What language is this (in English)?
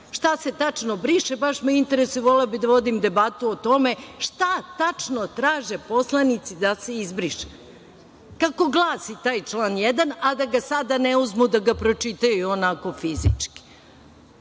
Serbian